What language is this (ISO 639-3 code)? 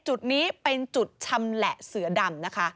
tha